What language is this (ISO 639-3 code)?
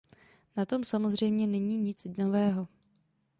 ces